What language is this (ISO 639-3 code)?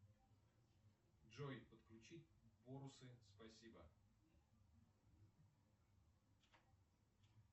rus